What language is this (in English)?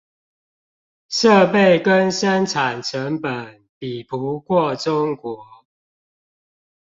Chinese